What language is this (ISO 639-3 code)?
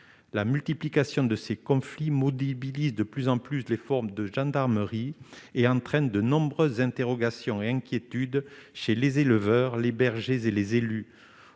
fra